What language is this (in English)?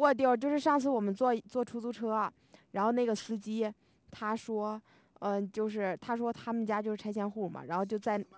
Chinese